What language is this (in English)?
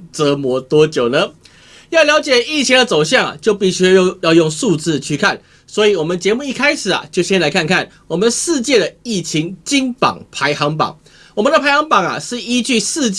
Chinese